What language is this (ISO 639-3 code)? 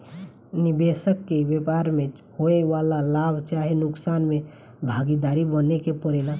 bho